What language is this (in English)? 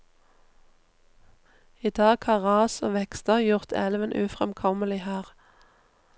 Norwegian